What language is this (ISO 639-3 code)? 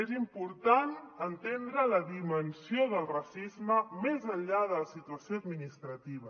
cat